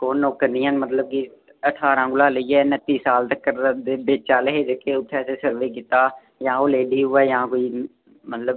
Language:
Dogri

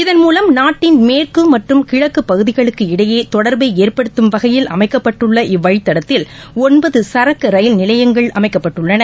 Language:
Tamil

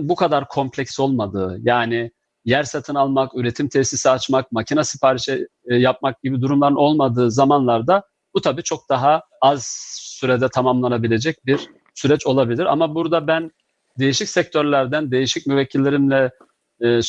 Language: Turkish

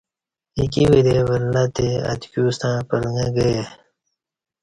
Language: Kati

